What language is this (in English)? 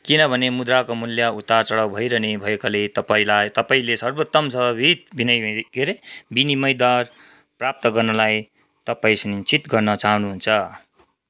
Nepali